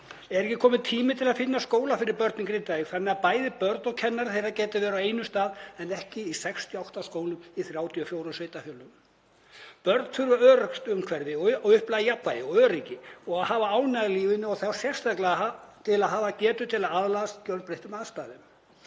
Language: Icelandic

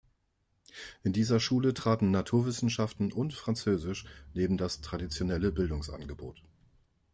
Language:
German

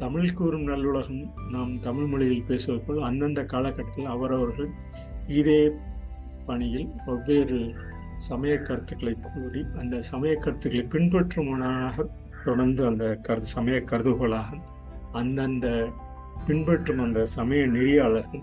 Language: Tamil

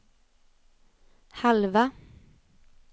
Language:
Swedish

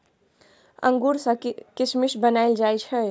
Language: Maithili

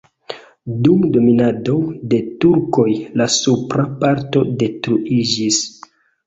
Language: Esperanto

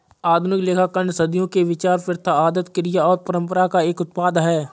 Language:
Hindi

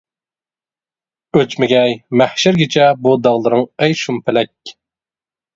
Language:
Uyghur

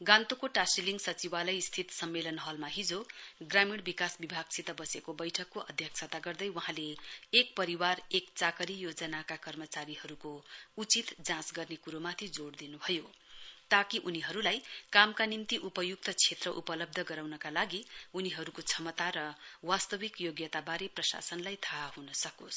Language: Nepali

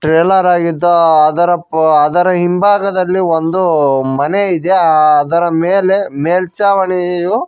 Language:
Kannada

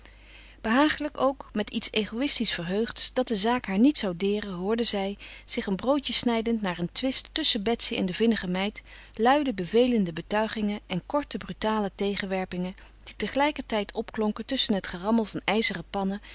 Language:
Dutch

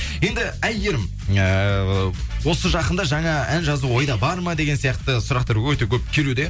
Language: Kazakh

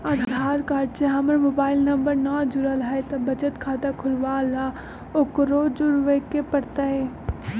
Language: Magahi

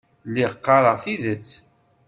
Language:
Kabyle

